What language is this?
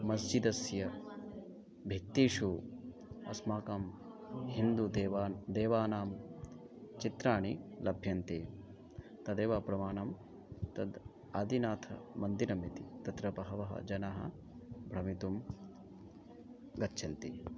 Sanskrit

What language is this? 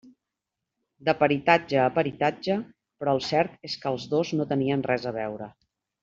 Catalan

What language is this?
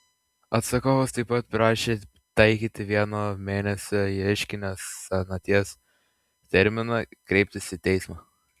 Lithuanian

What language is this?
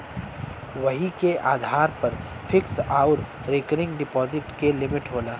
Bhojpuri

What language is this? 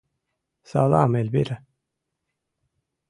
Mari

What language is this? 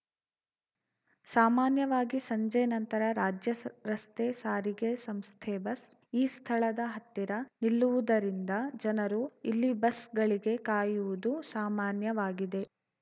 Kannada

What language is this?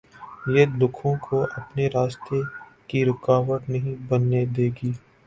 Urdu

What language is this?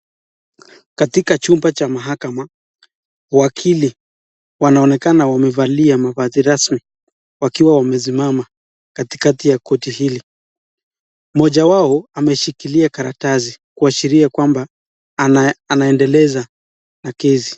Swahili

